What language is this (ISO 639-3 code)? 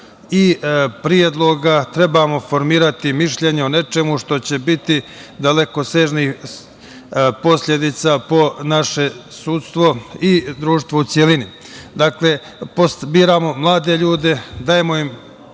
srp